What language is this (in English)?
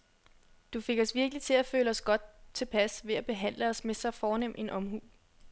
Danish